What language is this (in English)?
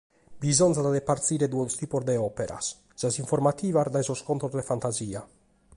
Sardinian